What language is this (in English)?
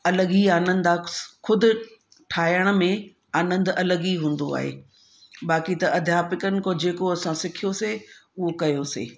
Sindhi